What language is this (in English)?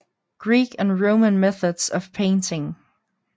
Danish